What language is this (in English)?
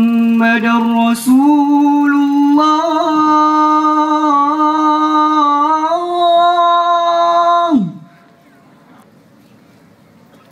Arabic